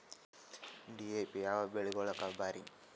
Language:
Kannada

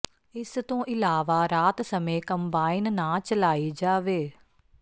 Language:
Punjabi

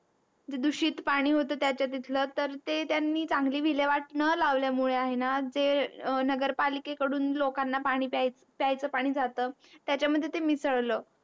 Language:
Marathi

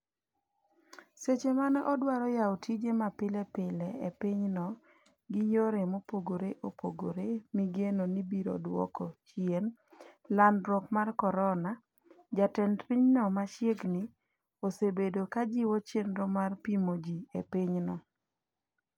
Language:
Luo (Kenya and Tanzania)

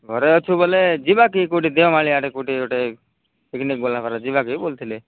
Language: Odia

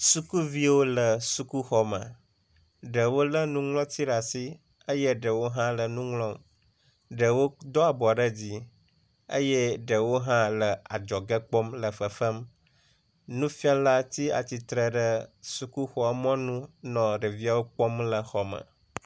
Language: Ewe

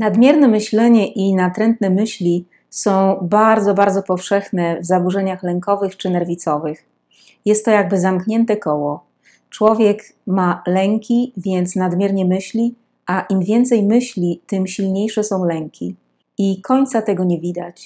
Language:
Polish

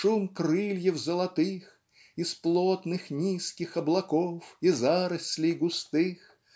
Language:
Russian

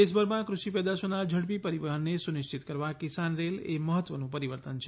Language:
Gujarati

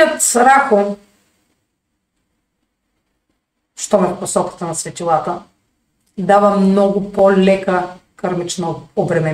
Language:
Bulgarian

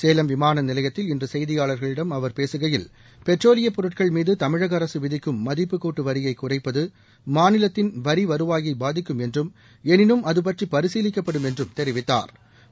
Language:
Tamil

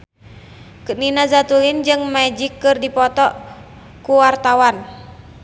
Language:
Sundanese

